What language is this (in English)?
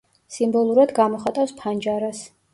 Georgian